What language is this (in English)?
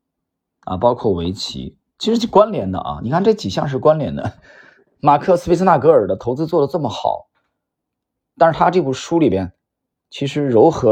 Chinese